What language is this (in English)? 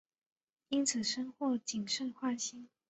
Chinese